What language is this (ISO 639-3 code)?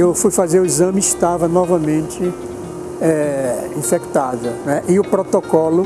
por